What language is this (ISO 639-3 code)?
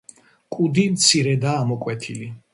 kat